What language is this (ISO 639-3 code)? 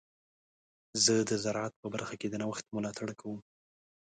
pus